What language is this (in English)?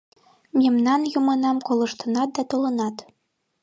Mari